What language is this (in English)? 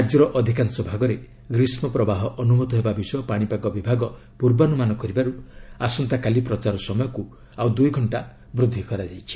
Odia